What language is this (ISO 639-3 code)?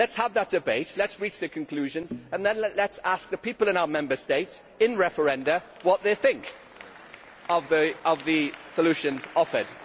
eng